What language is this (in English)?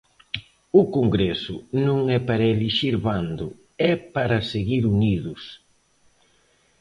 Galician